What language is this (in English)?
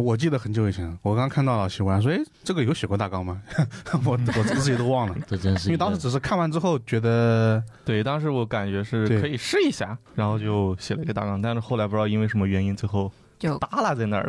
Chinese